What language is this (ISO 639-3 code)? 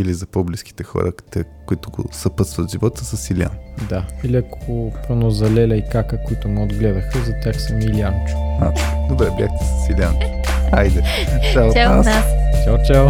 bul